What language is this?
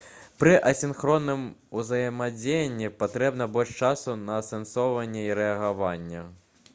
Belarusian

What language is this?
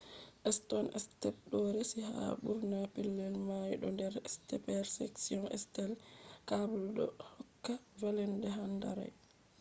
Fula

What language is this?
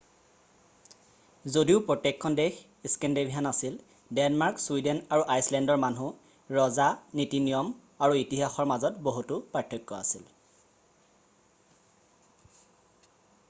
Assamese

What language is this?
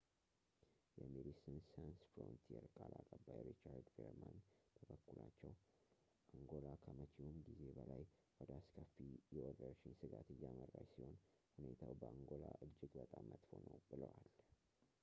Amharic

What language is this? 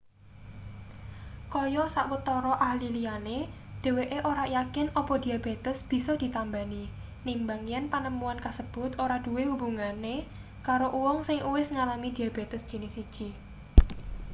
Javanese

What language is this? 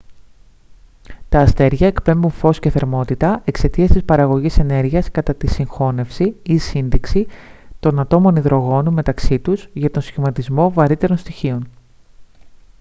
Greek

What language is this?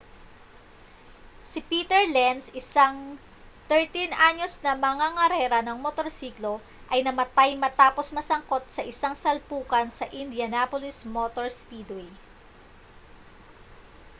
Filipino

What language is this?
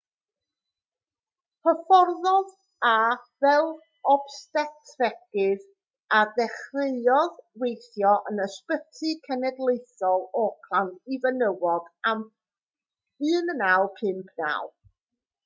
Welsh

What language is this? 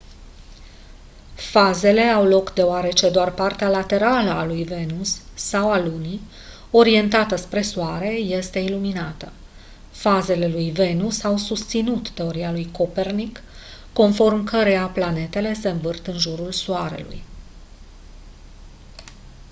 Romanian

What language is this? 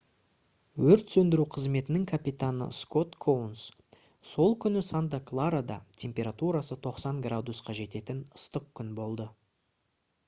Kazakh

